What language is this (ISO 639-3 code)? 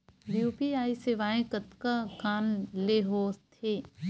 hne